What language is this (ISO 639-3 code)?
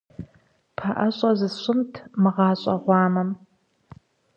kbd